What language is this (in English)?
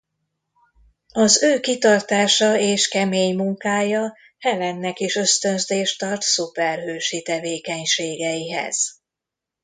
Hungarian